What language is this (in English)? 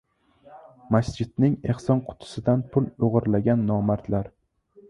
Uzbek